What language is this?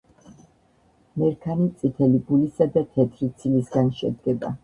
Georgian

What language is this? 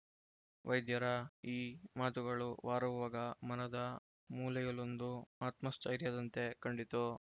Kannada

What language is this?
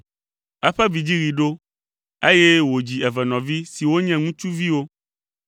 Ewe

